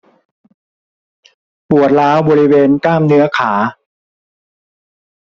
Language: Thai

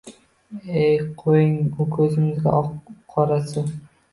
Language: Uzbek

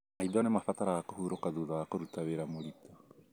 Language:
Kikuyu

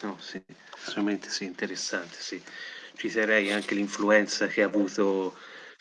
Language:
Italian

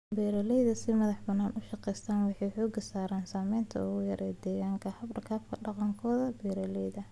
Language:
Somali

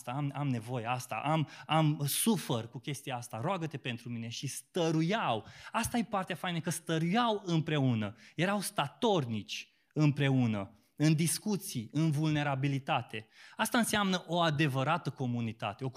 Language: Romanian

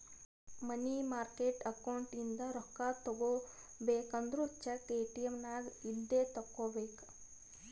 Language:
Kannada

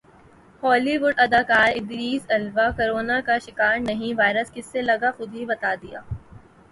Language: Urdu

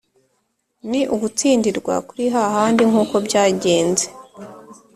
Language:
Kinyarwanda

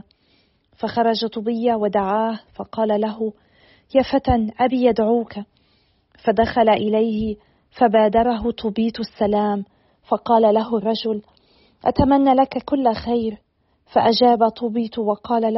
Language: Arabic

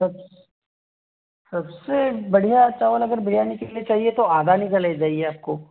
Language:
Hindi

